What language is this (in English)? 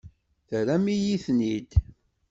Kabyle